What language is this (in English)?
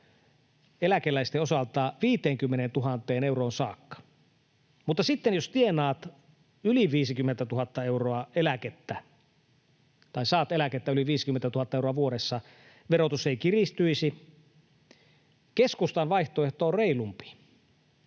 Finnish